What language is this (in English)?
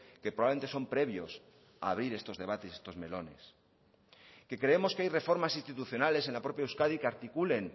Spanish